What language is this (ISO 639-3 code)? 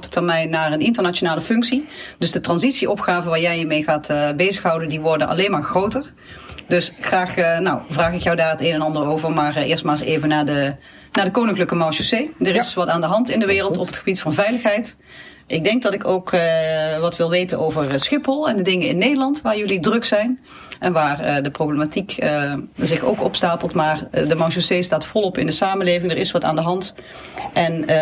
nld